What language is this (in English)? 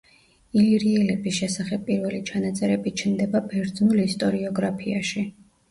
Georgian